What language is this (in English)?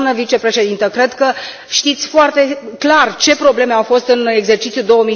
Romanian